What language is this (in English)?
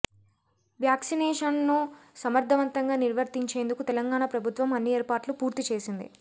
Telugu